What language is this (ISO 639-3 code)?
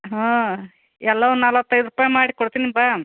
kan